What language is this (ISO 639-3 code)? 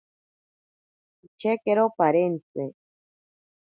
prq